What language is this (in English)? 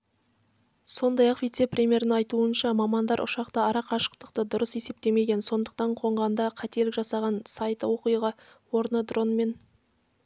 Kazakh